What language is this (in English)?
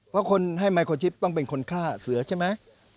Thai